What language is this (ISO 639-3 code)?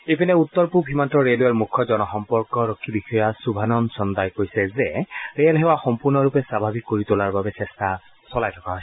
asm